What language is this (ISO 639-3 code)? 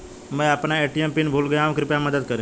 hin